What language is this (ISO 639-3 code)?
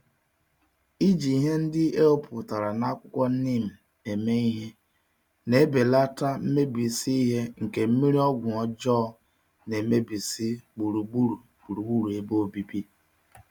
ibo